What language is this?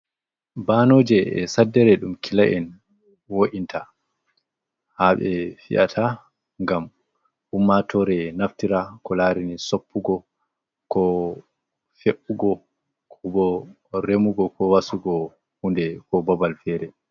Fula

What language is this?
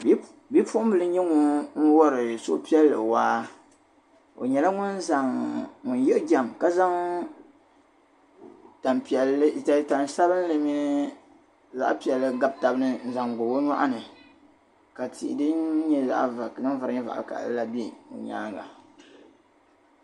Dagbani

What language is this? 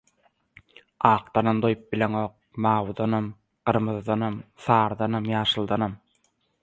Turkmen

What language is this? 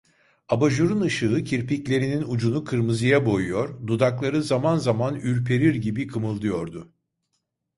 Turkish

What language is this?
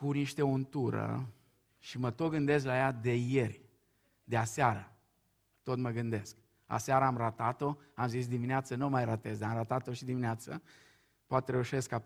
Romanian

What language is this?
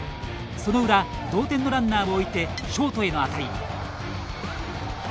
Japanese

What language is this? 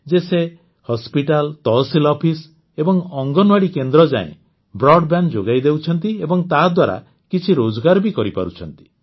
Odia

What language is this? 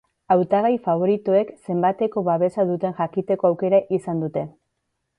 Basque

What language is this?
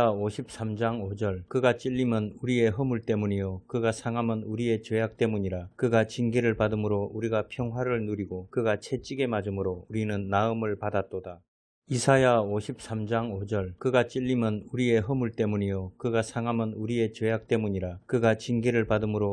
Korean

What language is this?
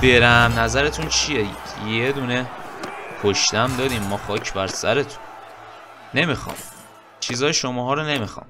Persian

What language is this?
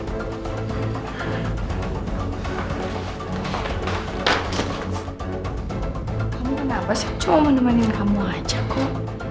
Indonesian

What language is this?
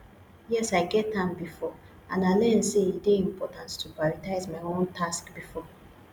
Nigerian Pidgin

